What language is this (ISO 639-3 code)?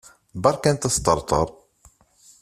kab